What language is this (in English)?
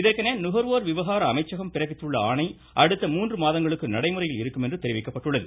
Tamil